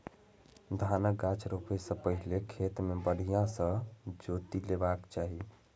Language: Maithili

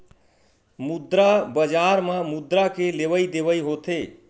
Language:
Chhattisgarhi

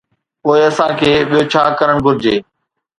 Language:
Sindhi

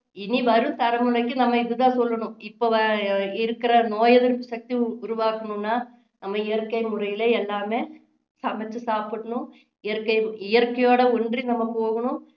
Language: Tamil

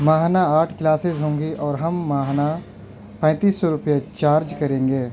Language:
Urdu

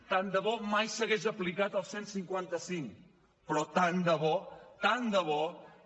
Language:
Catalan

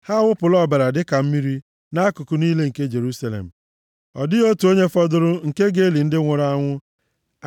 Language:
Igbo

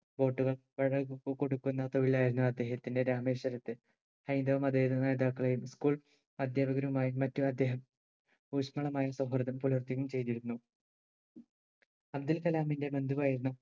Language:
Malayalam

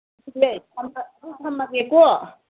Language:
Manipuri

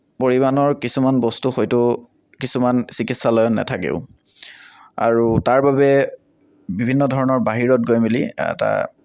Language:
Assamese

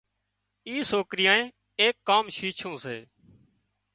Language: Wadiyara Koli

